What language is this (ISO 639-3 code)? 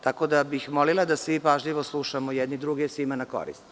srp